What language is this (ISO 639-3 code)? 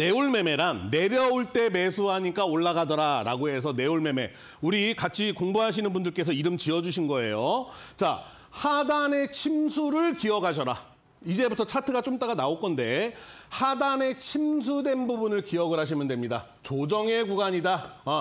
kor